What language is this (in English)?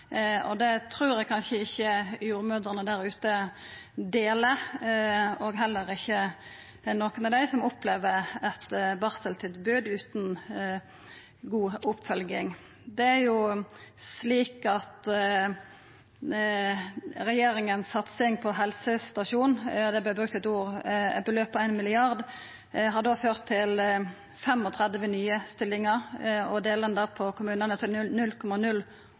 Norwegian Nynorsk